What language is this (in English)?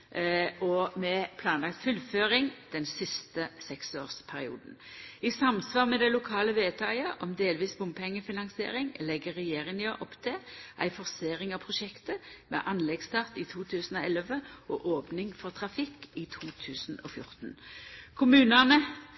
Norwegian Nynorsk